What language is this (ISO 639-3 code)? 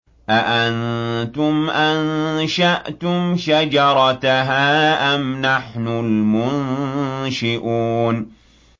ara